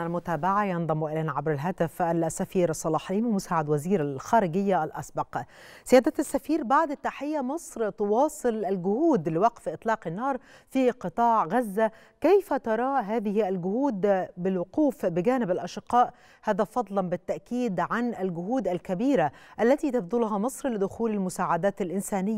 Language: Arabic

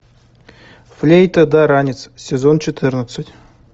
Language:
Russian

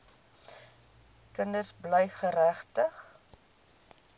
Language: Afrikaans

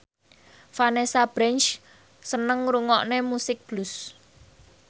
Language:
Javanese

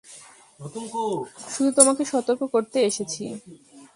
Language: Bangla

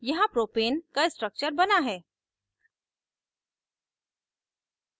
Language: Hindi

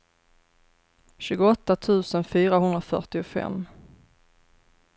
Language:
Swedish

